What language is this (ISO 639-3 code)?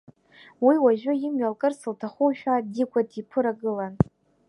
abk